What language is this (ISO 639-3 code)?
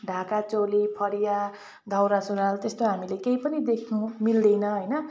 nep